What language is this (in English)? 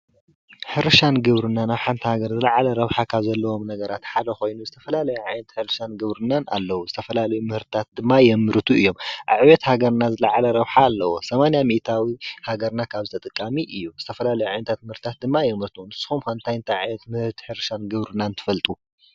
Tigrinya